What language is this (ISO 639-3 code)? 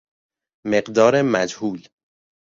fas